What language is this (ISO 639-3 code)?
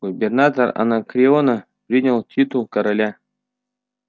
rus